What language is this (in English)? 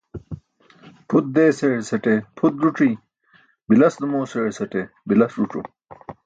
Burushaski